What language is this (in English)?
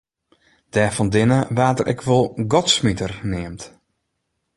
Western Frisian